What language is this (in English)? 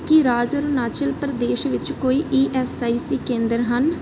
Punjabi